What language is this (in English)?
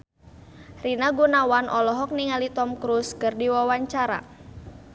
Sundanese